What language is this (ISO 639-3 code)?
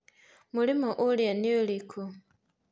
kik